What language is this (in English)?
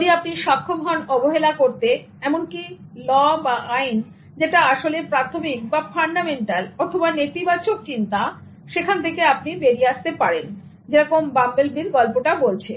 Bangla